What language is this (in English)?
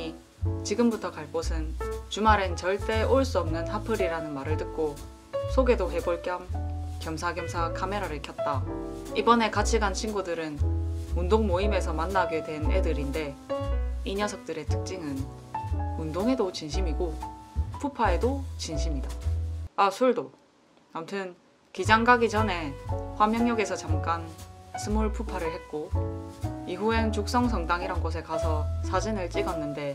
Korean